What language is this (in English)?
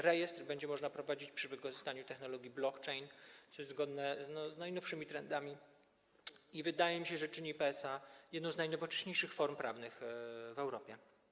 Polish